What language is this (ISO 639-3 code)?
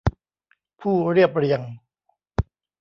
tha